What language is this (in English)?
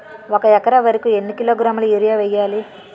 Telugu